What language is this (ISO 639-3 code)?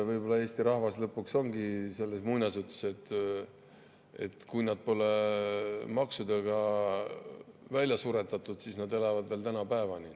est